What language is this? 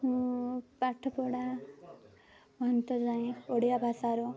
Odia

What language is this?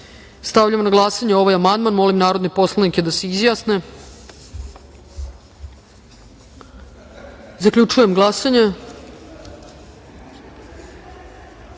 Serbian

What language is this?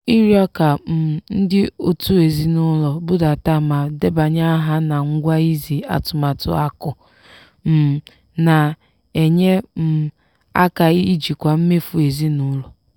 Igbo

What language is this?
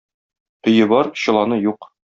Tatar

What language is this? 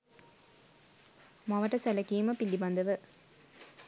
Sinhala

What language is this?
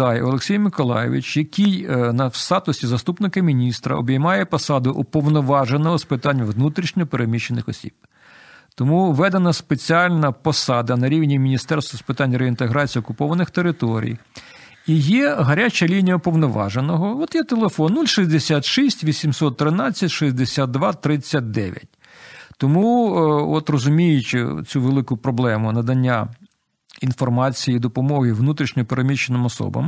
Ukrainian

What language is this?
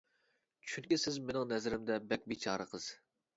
Uyghur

